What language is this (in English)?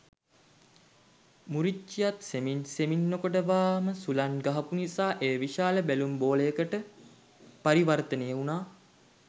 Sinhala